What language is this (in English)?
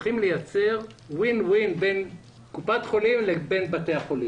Hebrew